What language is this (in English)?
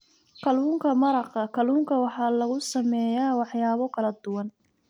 Somali